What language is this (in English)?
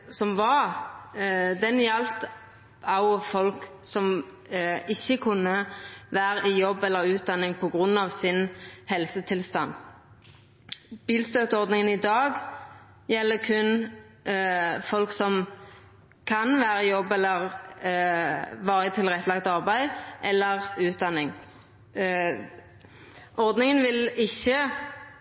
Norwegian Nynorsk